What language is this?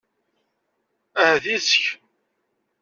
Kabyle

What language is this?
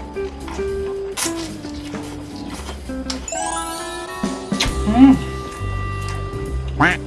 Korean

